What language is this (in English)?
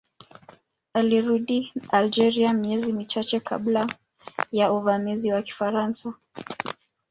Swahili